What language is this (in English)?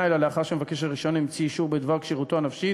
Hebrew